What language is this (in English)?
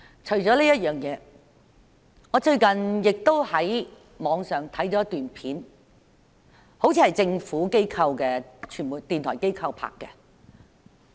Cantonese